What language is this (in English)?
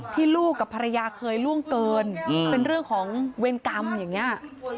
Thai